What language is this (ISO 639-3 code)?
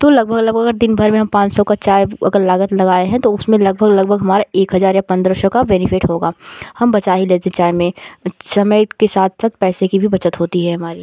hin